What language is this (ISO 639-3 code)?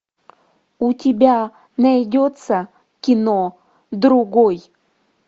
rus